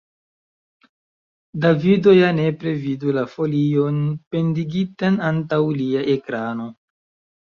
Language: Esperanto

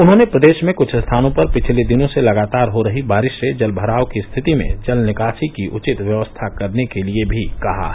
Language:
Hindi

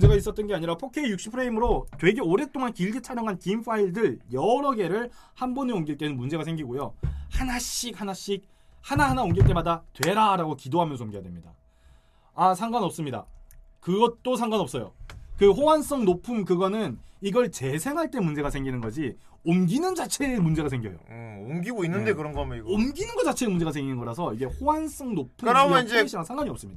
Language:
Korean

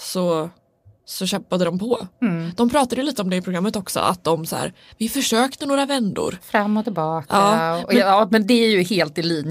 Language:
Swedish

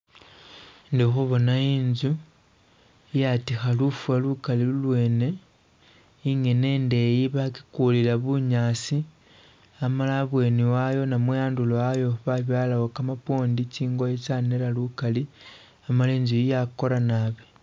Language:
Masaaba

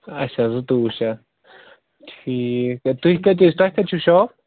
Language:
Kashmiri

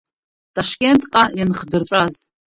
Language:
Abkhazian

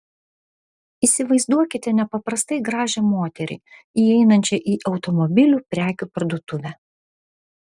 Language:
Lithuanian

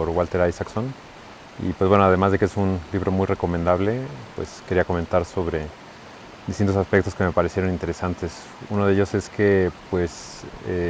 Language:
Spanish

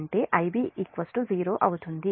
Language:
Telugu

